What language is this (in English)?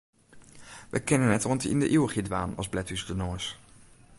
Western Frisian